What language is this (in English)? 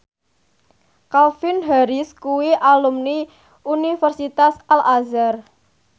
Javanese